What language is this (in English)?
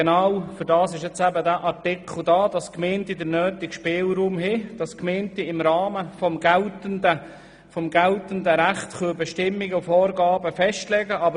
Swiss German